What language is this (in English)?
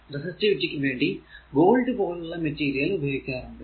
Malayalam